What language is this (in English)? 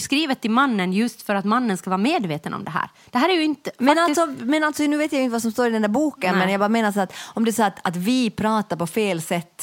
Swedish